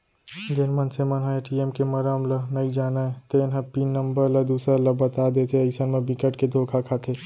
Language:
Chhattisgarhi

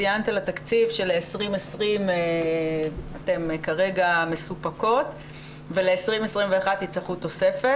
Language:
Hebrew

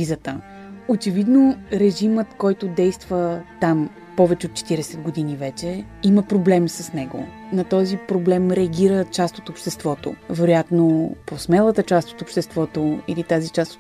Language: Bulgarian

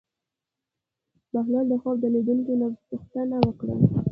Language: Pashto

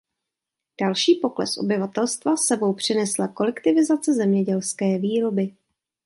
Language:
Czech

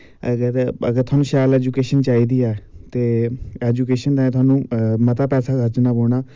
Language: Dogri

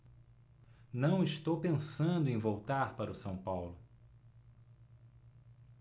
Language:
Portuguese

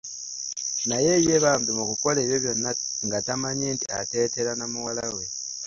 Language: Ganda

